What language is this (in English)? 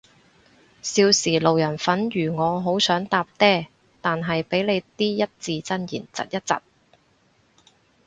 Cantonese